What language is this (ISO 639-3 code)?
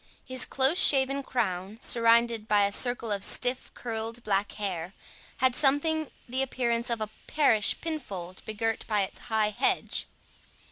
eng